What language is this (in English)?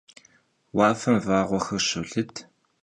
Kabardian